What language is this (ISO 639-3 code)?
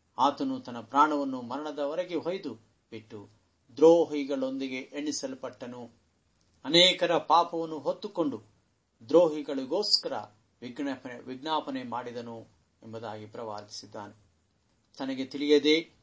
kan